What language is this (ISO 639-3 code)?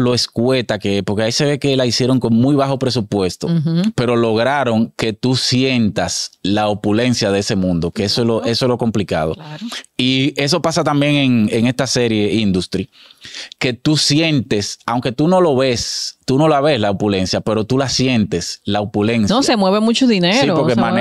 spa